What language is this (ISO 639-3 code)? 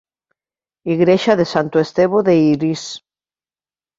glg